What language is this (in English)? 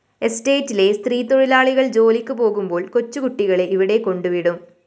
Malayalam